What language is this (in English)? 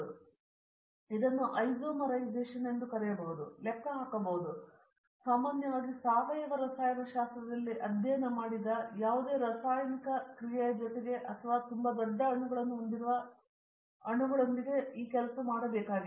Kannada